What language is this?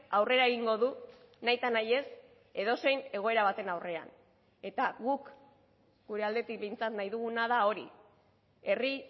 Basque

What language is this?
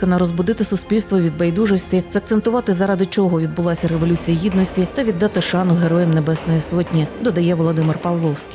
Ukrainian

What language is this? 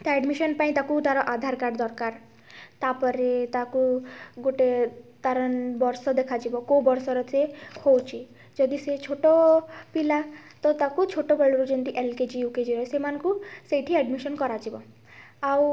Odia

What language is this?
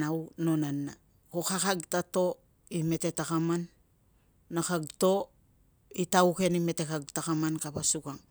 Tungag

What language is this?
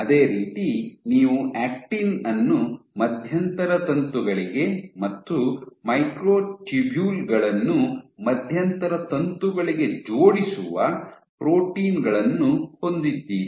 Kannada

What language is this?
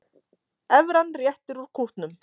Icelandic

